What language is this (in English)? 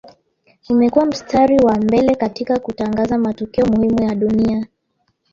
Swahili